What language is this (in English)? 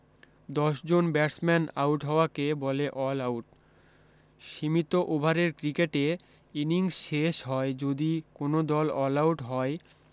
Bangla